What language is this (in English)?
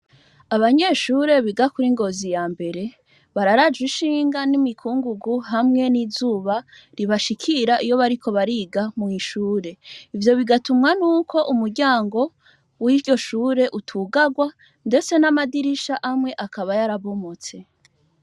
Rundi